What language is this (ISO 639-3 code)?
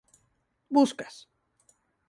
glg